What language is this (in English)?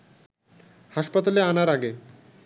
Bangla